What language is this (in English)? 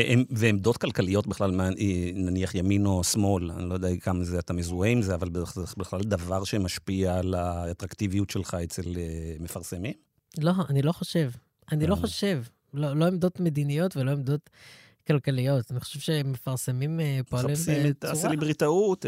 Hebrew